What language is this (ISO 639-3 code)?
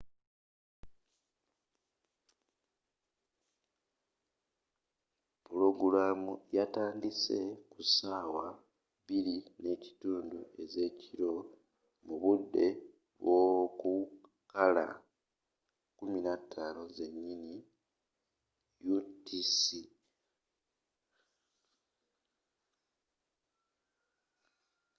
lug